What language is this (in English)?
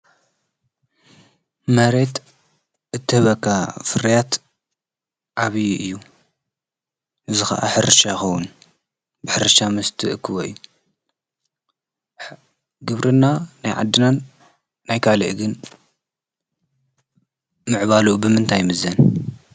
Tigrinya